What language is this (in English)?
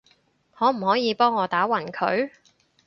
Cantonese